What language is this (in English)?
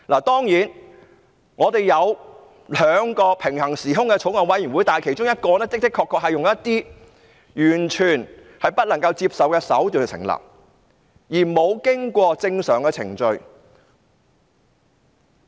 Cantonese